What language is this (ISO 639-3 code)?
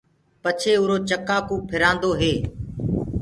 ggg